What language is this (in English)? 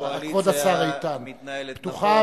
Hebrew